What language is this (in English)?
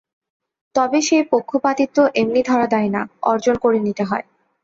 Bangla